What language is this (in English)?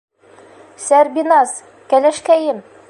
Bashkir